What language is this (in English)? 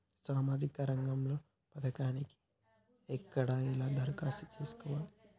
Telugu